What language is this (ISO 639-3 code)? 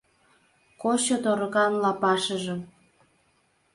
chm